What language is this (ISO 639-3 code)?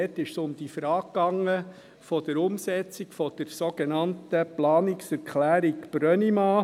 gsw